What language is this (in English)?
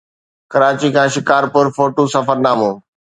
Sindhi